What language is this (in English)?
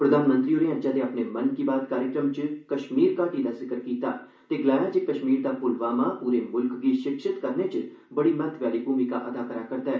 Dogri